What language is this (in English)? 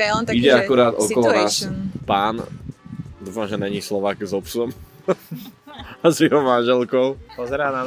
Slovak